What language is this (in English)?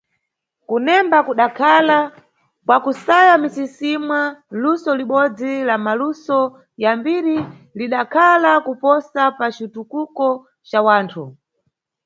Nyungwe